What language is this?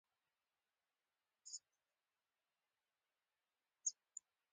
Pashto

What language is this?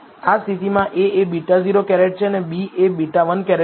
Gujarati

